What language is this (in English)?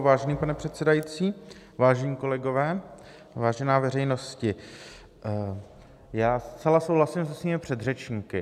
Czech